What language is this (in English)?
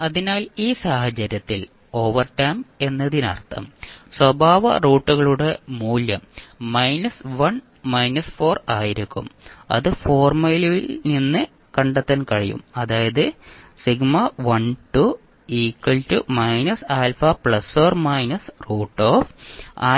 Malayalam